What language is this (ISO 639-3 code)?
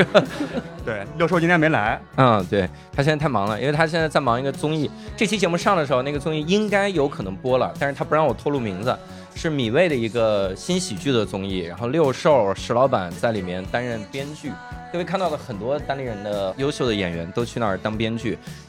zho